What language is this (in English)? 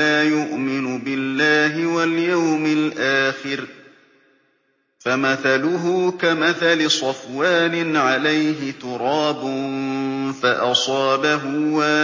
Arabic